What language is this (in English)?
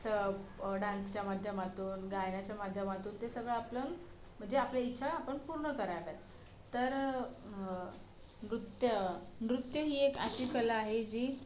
Marathi